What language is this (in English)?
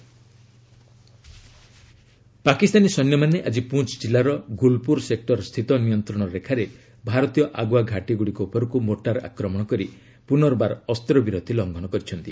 Odia